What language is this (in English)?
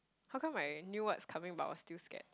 English